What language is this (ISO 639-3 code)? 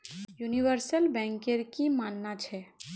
mag